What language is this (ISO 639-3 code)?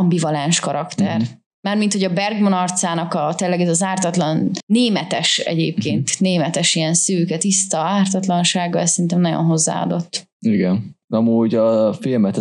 hun